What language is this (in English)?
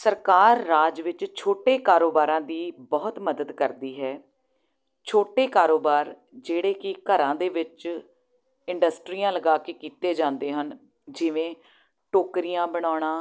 Punjabi